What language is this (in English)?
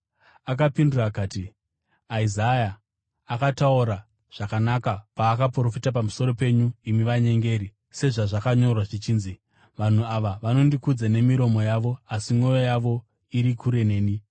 Shona